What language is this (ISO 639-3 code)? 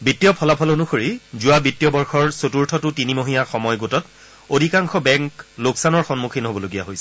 asm